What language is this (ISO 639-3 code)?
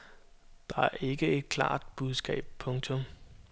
dan